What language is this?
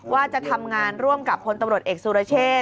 Thai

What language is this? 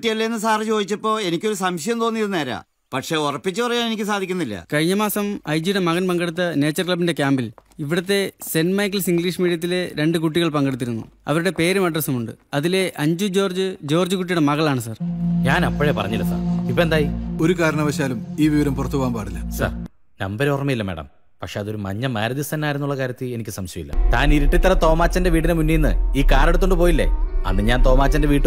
Malayalam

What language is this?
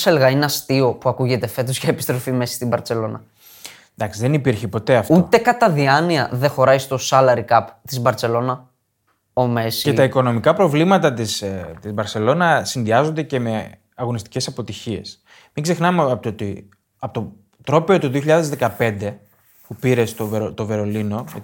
Greek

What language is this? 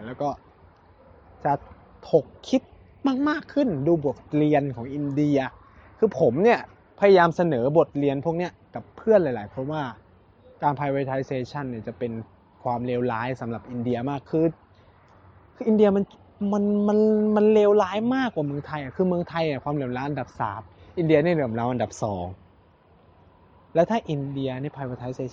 Thai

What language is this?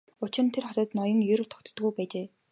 Mongolian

